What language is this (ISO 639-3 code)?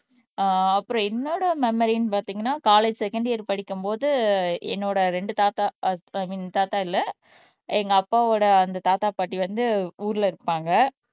tam